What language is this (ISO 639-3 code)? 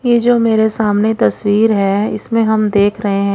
hin